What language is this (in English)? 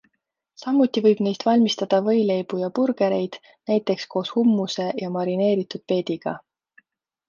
Estonian